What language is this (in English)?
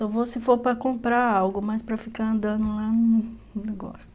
Portuguese